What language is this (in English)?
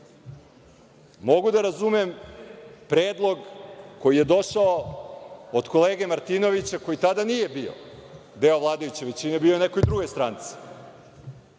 Serbian